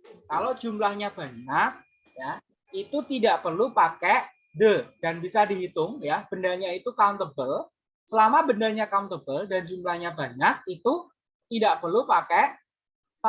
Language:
Indonesian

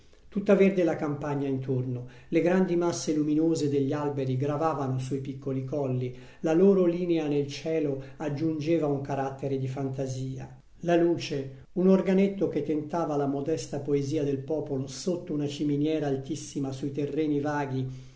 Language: Italian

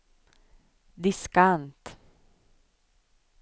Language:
Swedish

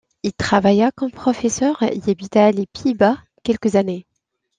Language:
French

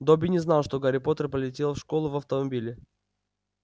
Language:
Russian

